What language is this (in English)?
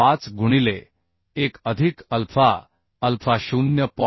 Marathi